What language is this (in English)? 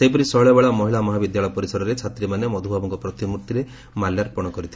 Odia